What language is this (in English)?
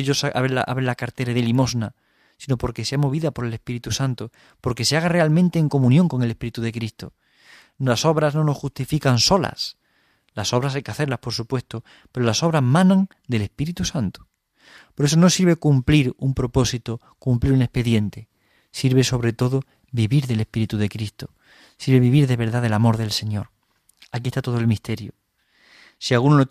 Spanish